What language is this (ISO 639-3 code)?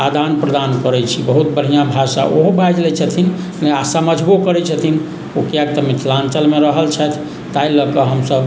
mai